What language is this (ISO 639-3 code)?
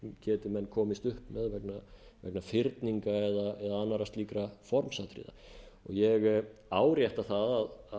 isl